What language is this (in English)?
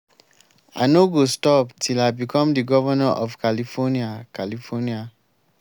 Nigerian Pidgin